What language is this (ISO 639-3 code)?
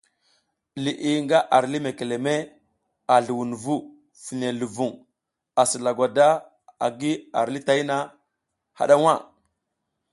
giz